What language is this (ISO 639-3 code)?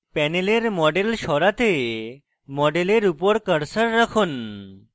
ben